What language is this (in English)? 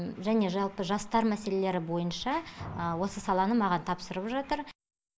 Kazakh